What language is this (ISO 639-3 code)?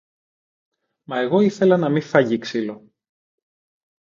ell